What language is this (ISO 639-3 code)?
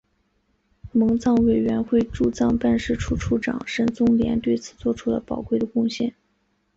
zho